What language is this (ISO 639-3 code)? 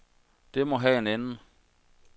dan